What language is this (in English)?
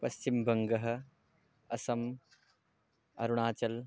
Sanskrit